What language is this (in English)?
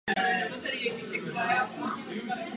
Czech